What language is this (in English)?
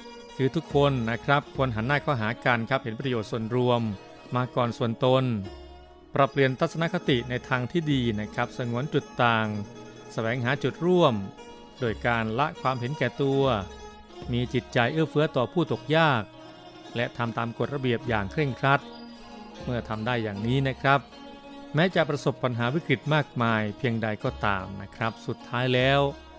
Thai